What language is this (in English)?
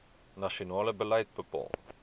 Afrikaans